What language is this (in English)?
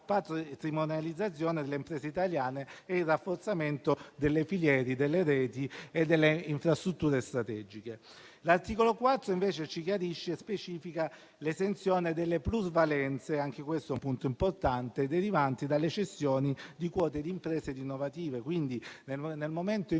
Italian